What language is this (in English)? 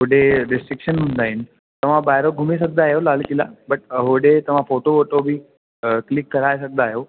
Sindhi